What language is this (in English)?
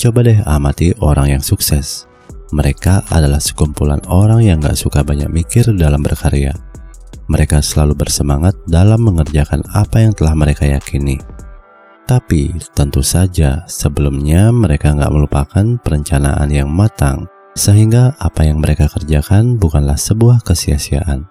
Indonesian